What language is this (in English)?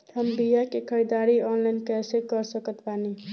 Bhojpuri